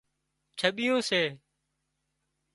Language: Wadiyara Koli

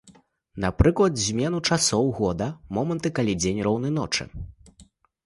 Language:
Belarusian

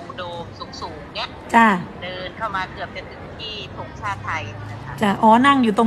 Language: Thai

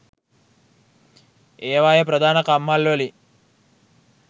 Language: Sinhala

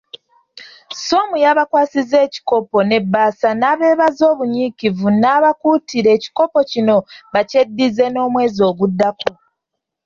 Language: Ganda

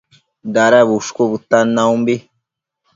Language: Matsés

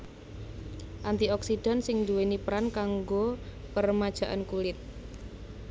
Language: Javanese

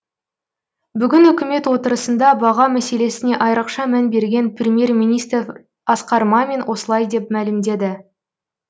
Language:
Kazakh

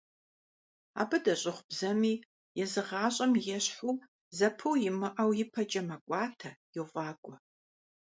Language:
Kabardian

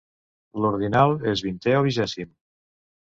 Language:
Catalan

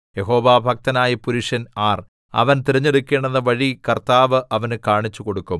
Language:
Malayalam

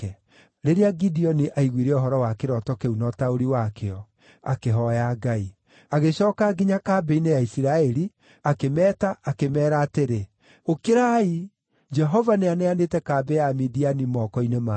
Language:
Kikuyu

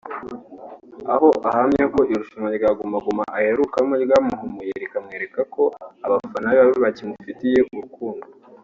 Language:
Kinyarwanda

